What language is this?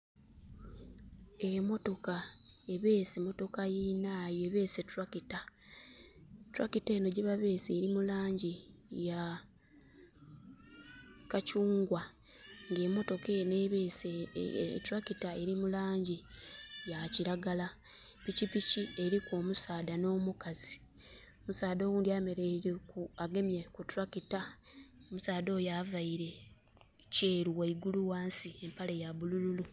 Soga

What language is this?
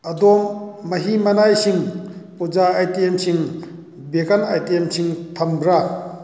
Manipuri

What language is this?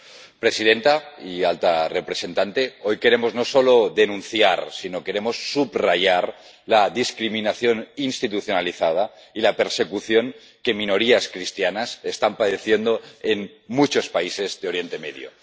Spanish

